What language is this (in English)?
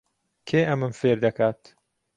Central Kurdish